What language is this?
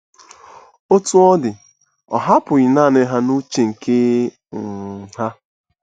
Igbo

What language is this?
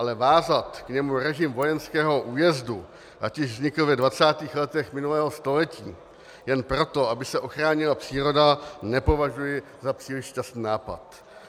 Czech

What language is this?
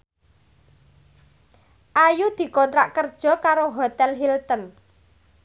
Javanese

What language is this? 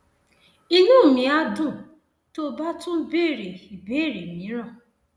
Yoruba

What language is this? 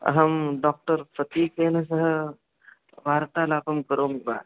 Sanskrit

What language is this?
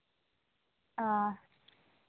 Santali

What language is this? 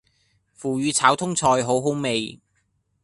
Cantonese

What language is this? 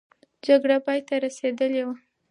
Pashto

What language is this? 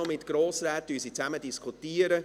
Swiss German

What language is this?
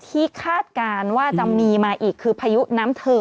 Thai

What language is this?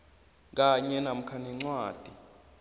South Ndebele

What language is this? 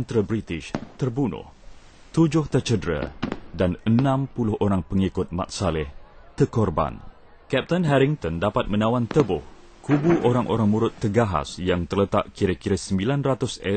Malay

